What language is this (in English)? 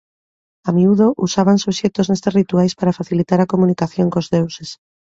Galician